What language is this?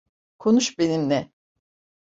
Turkish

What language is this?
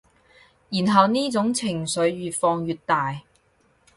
Cantonese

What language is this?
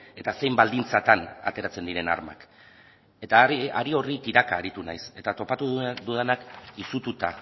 Basque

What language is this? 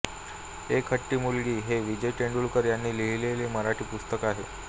Marathi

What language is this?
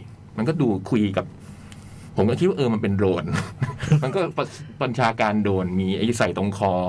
Thai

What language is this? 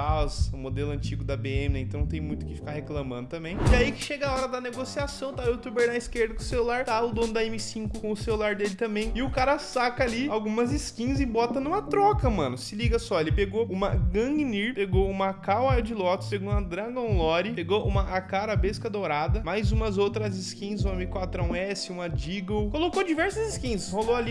Portuguese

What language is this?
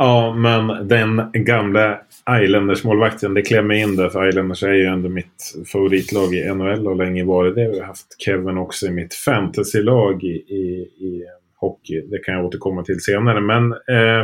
Swedish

